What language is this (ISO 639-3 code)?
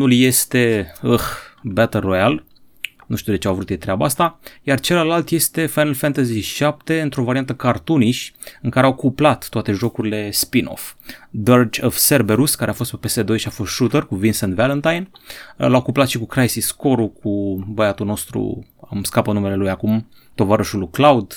ron